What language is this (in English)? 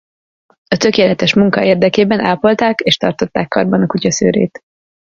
Hungarian